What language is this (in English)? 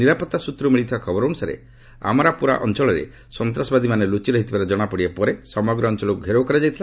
Odia